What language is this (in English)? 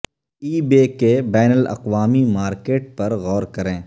Urdu